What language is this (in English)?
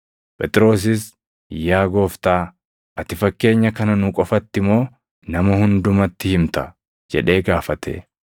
Oromo